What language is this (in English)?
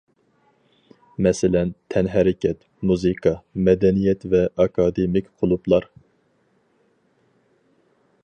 Uyghur